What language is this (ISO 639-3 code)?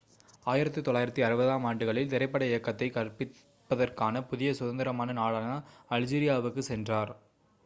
tam